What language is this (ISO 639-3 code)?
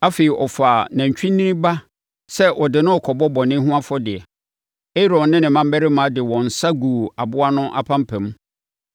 aka